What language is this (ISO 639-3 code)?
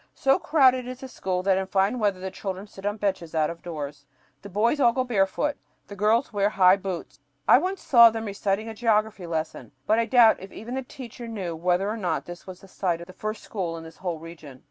eng